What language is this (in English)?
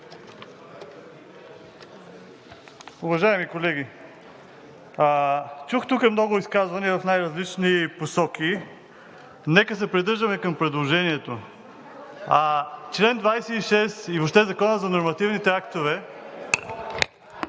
Bulgarian